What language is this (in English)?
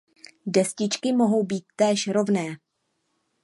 Czech